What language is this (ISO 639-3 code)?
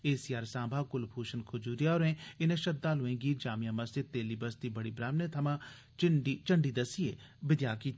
doi